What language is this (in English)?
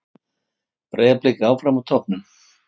Icelandic